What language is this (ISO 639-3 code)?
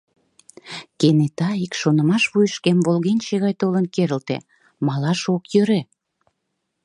chm